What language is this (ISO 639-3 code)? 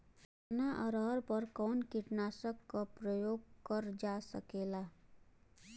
bho